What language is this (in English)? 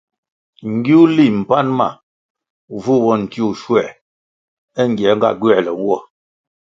Kwasio